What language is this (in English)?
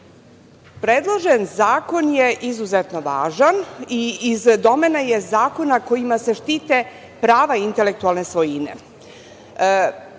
Serbian